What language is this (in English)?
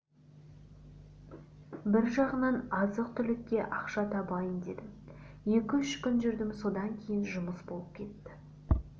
Kazakh